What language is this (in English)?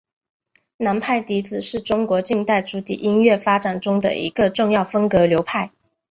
Chinese